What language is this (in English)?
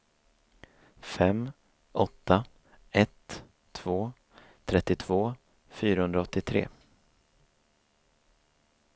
Swedish